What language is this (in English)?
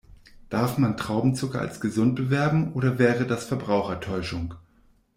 German